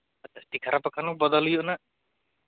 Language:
Santali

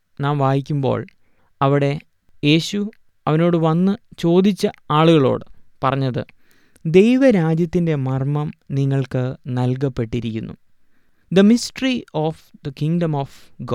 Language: Malayalam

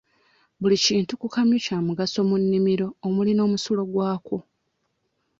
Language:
Ganda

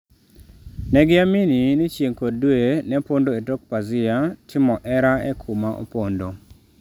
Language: Luo (Kenya and Tanzania)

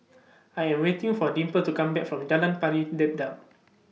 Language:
English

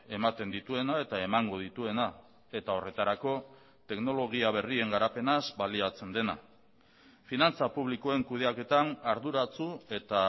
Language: Basque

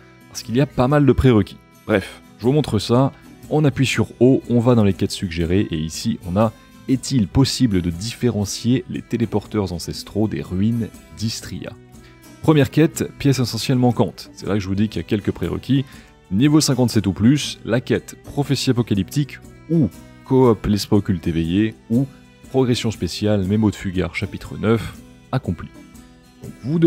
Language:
French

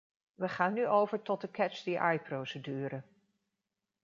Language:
Dutch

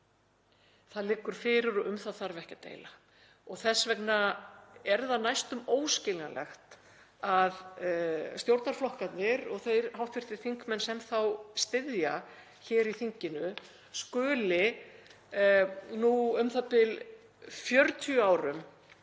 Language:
Icelandic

